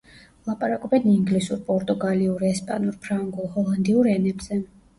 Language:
Georgian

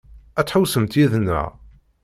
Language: Kabyle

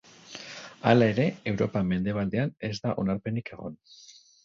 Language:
Basque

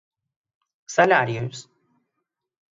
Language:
Galician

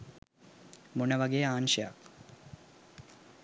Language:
Sinhala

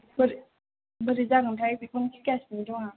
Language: Bodo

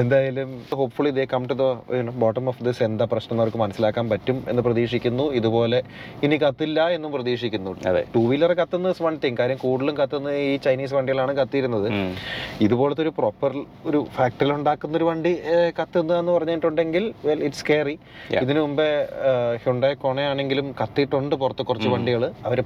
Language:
Malayalam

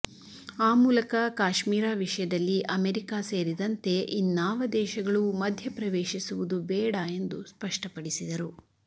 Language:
Kannada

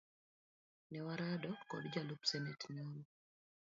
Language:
Luo (Kenya and Tanzania)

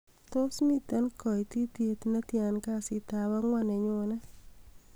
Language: Kalenjin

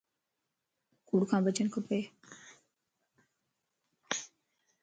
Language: Lasi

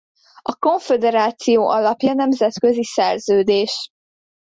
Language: Hungarian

